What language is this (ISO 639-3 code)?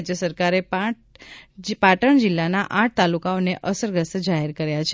guj